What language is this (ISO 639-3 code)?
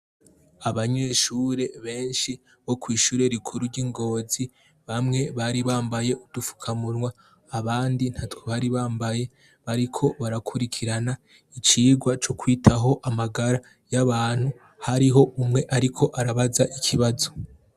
run